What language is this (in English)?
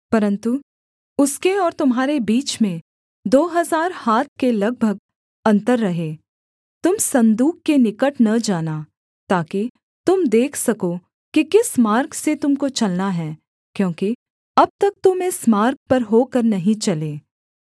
Hindi